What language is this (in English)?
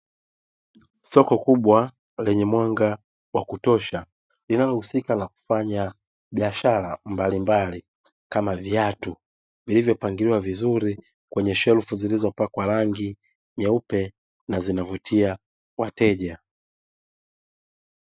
Swahili